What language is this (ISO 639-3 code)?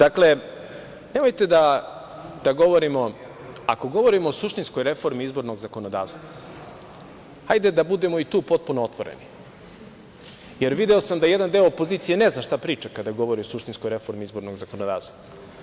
srp